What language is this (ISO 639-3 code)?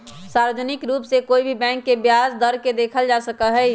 mag